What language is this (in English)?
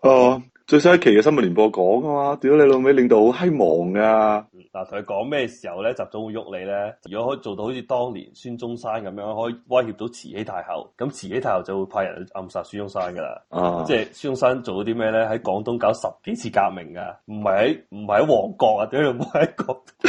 Chinese